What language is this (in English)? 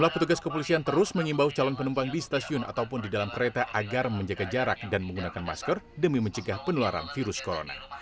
Indonesian